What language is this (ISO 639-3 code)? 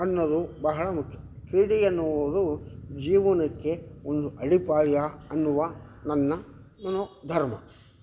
kan